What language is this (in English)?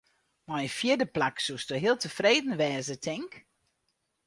Western Frisian